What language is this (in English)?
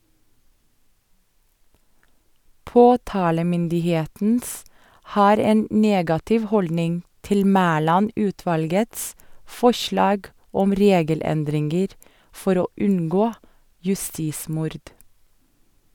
Norwegian